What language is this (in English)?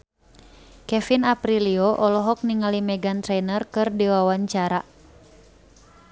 Sundanese